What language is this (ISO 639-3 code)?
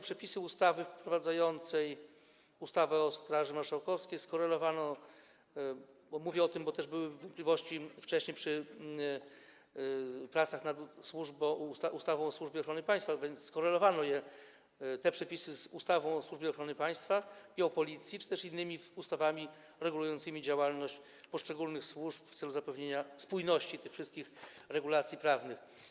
pol